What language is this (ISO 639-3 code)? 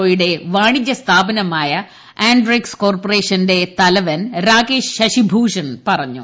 mal